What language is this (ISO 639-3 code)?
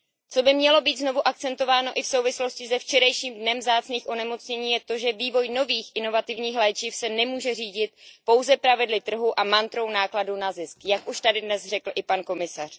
ces